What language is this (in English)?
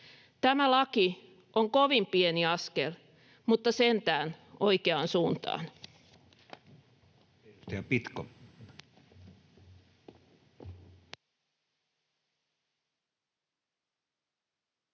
Finnish